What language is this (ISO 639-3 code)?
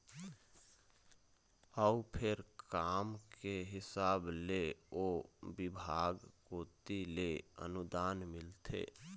hne